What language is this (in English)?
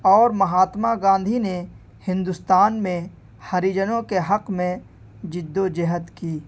Urdu